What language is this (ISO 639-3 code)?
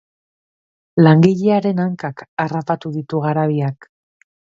eus